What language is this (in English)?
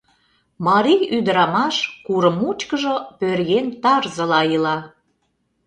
Mari